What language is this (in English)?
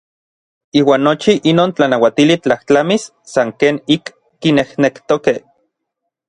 Orizaba Nahuatl